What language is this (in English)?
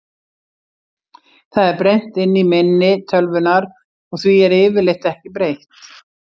Icelandic